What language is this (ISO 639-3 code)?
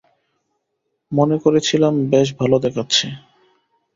ben